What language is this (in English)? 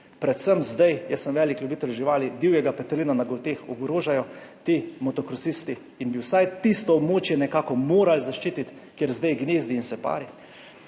Slovenian